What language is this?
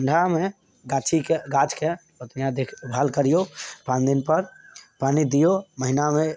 Maithili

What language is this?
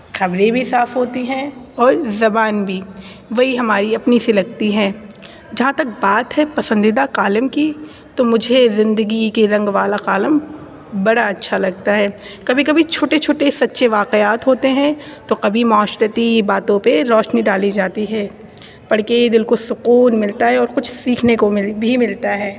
Urdu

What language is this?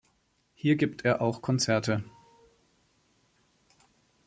German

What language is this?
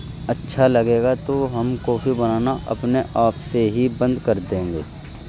Urdu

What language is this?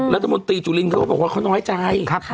Thai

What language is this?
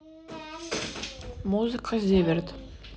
Russian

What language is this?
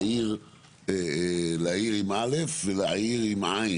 Hebrew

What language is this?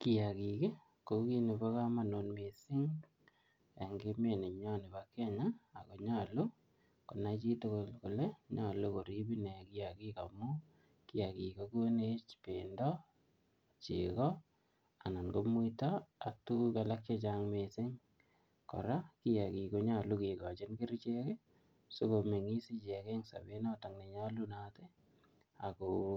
Kalenjin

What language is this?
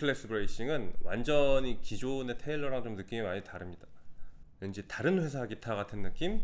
Korean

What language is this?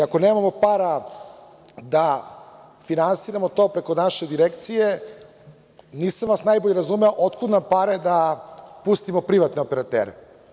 Serbian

